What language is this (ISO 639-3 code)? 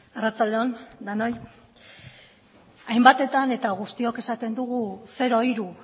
eus